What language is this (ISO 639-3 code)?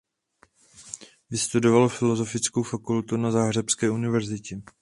ces